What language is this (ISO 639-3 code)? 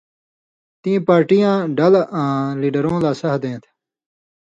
mvy